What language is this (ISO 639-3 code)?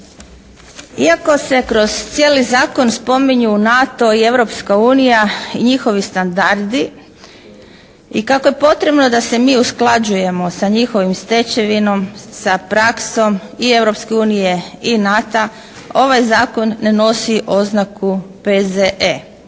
hrv